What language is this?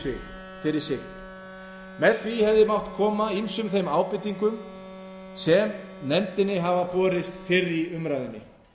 Icelandic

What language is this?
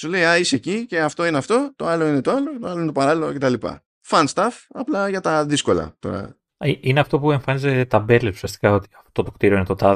Greek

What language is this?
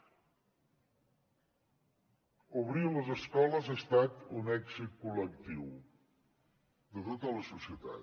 Catalan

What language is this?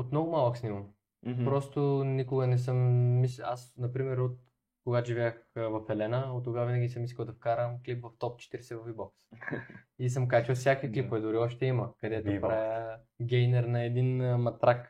Bulgarian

